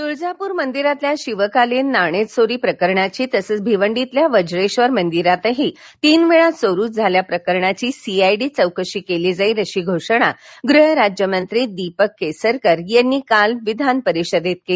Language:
Marathi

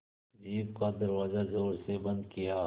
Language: Hindi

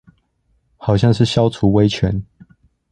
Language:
Chinese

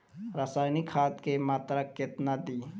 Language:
Bhojpuri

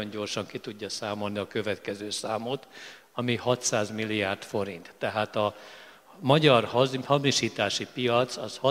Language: Hungarian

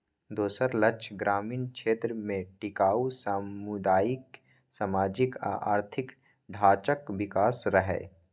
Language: Maithili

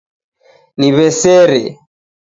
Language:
Taita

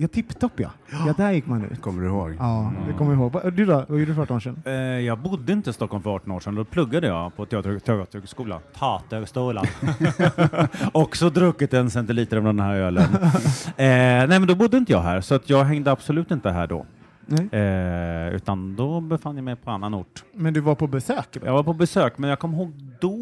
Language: Swedish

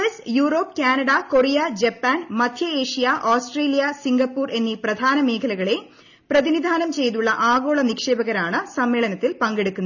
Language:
Malayalam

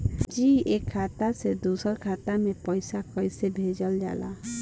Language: Bhojpuri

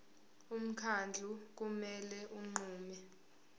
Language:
Zulu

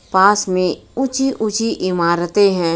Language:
Hindi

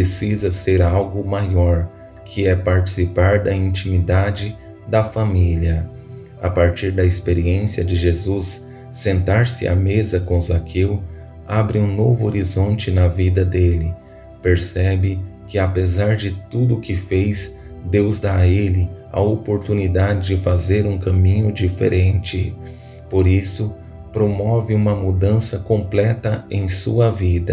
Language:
Portuguese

